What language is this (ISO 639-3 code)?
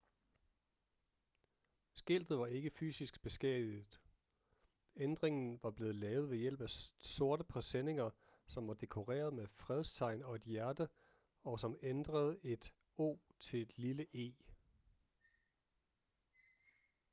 dan